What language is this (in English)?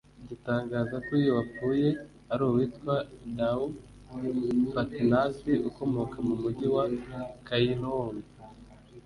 Kinyarwanda